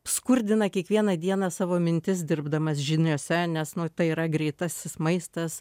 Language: Lithuanian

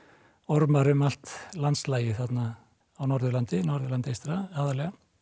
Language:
Icelandic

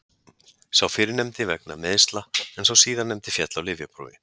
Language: Icelandic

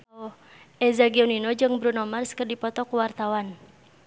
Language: Sundanese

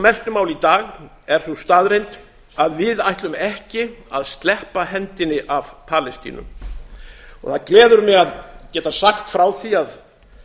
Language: Icelandic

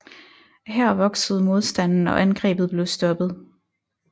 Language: Danish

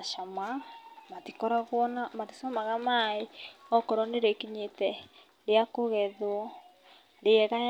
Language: Kikuyu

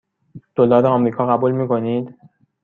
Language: Persian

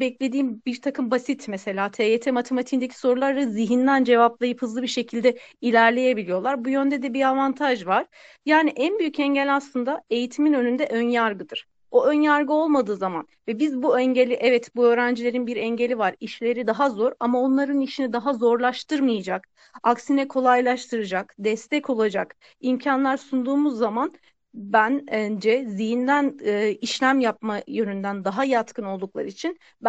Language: Turkish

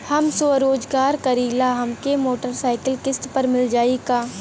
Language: Bhojpuri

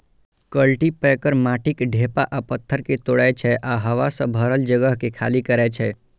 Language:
Maithili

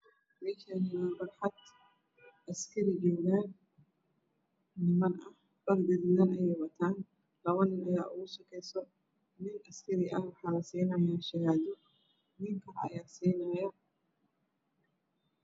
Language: Somali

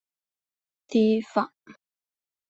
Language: Chinese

